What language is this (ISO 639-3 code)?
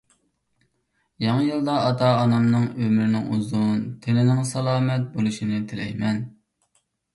uig